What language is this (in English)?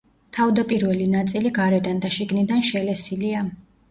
Georgian